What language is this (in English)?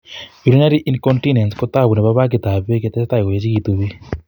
Kalenjin